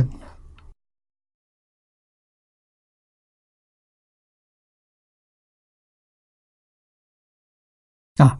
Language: Chinese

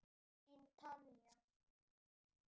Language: Icelandic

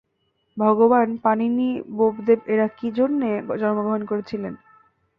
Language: Bangla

